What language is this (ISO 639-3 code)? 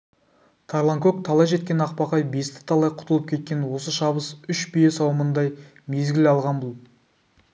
kaz